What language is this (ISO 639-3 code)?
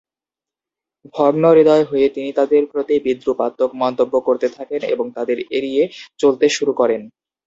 ben